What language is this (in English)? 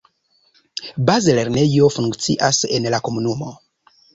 Esperanto